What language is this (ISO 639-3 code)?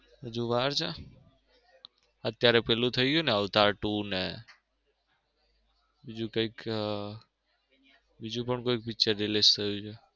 guj